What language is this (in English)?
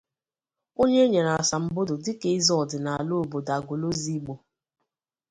Igbo